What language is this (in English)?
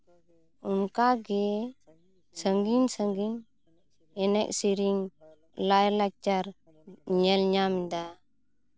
Santali